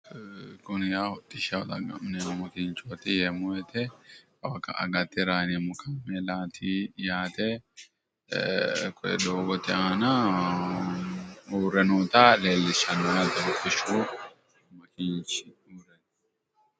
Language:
Sidamo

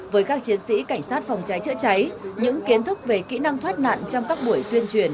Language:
Vietnamese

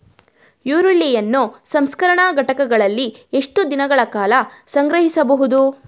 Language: Kannada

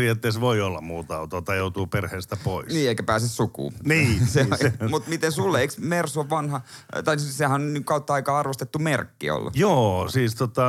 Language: Finnish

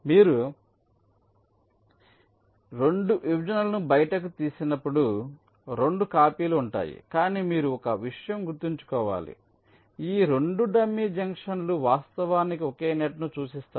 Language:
Telugu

